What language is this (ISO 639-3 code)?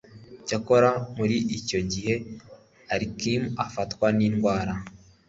kin